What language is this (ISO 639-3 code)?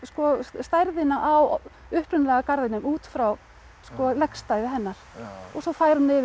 isl